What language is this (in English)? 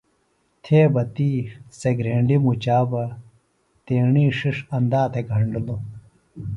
Phalura